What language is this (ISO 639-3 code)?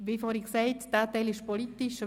gsw